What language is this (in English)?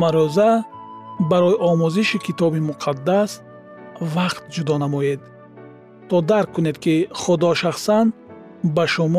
Persian